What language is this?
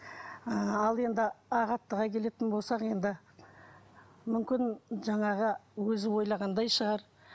Kazakh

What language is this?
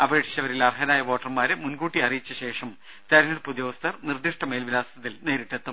Malayalam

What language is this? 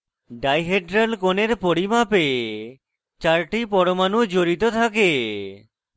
Bangla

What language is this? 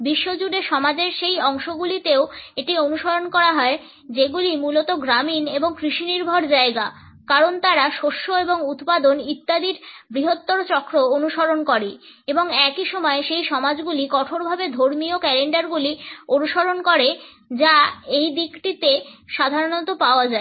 Bangla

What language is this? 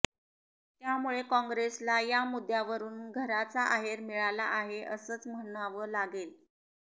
Marathi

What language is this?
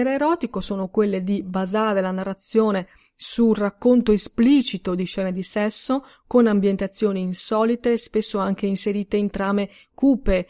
Italian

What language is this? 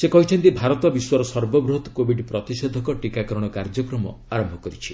Odia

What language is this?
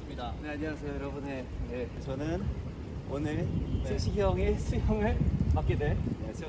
Korean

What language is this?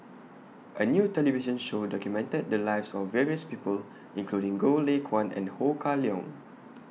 English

